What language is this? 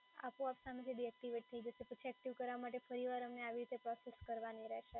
Gujarati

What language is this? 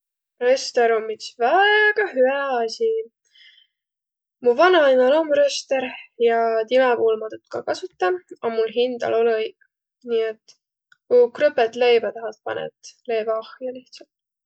Võro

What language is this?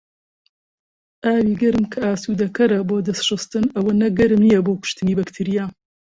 Central Kurdish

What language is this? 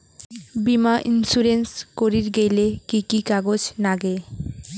Bangla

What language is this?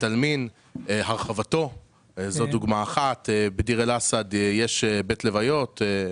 Hebrew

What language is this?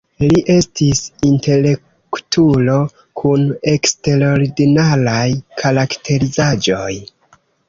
Esperanto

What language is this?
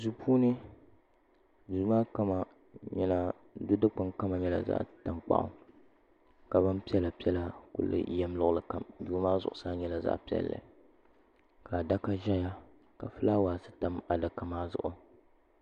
Dagbani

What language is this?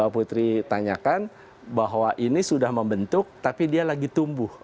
Indonesian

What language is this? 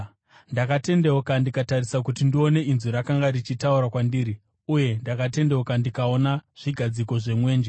Shona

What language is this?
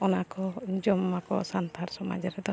Santali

